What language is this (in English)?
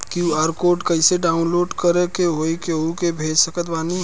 Bhojpuri